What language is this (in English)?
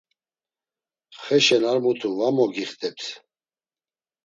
Laz